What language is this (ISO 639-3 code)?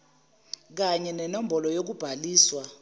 zul